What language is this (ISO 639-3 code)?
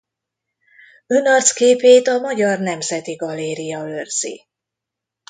hun